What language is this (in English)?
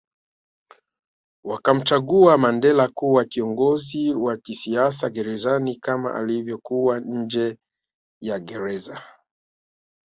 Swahili